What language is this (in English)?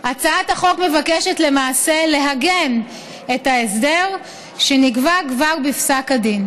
Hebrew